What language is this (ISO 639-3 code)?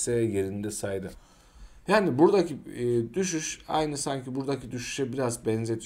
tur